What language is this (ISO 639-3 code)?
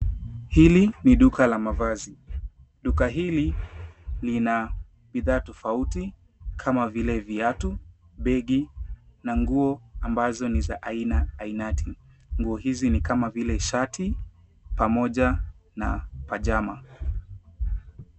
swa